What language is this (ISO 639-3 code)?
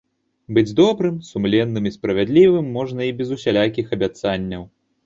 bel